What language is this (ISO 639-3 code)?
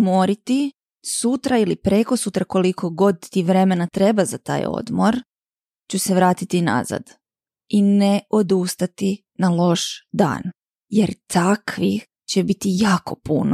hrv